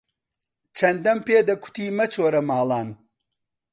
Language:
Central Kurdish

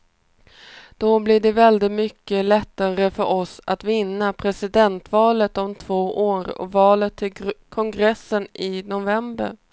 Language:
Swedish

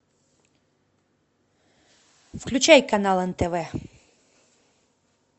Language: Russian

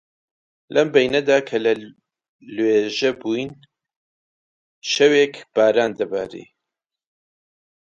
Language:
Central Kurdish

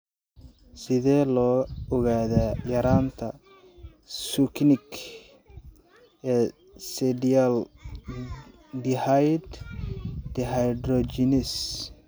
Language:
Somali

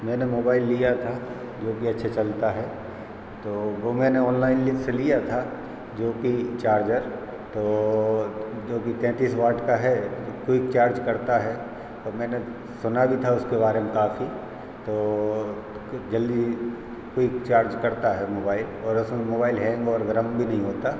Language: Hindi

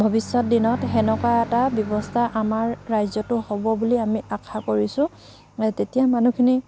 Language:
Assamese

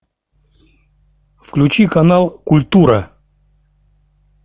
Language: Russian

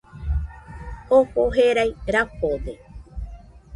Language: Nüpode Huitoto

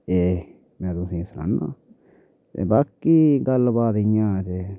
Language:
Dogri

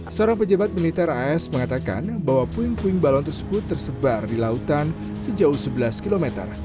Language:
Indonesian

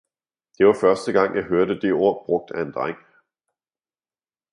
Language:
Danish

